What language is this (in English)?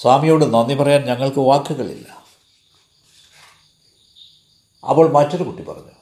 Malayalam